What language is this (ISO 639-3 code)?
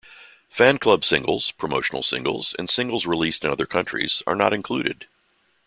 eng